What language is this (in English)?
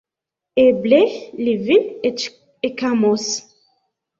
Esperanto